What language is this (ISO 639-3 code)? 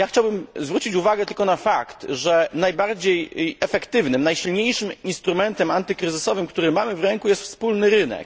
pol